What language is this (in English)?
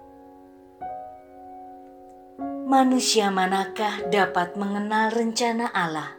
Indonesian